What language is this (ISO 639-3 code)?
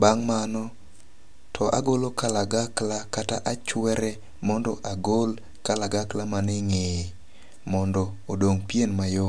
luo